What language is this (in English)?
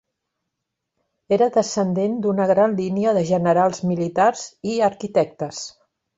Catalan